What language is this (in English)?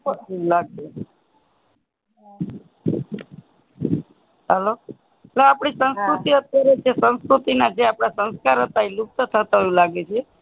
Gujarati